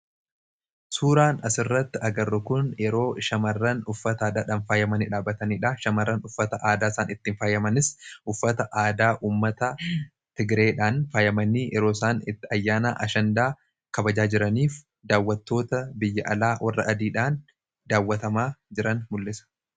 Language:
Oromo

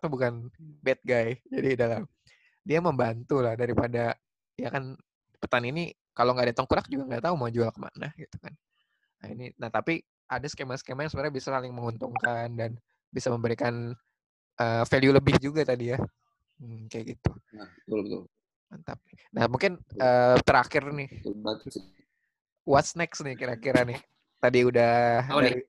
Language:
Indonesian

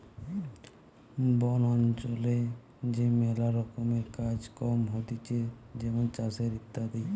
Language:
Bangla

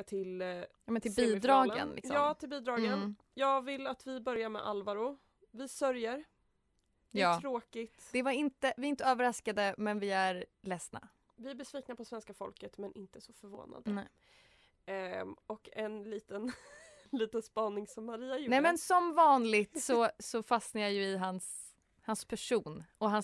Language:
Swedish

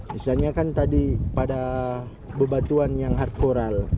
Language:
Indonesian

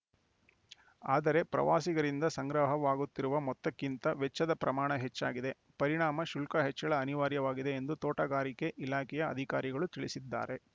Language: Kannada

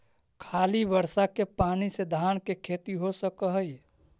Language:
Magahi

